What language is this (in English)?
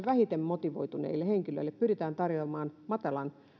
Finnish